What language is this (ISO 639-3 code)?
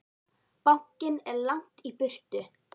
isl